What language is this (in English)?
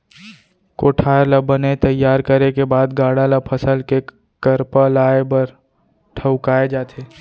Chhattisgarhi